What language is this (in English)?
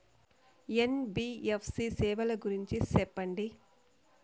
Telugu